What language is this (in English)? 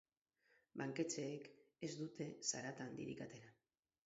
Basque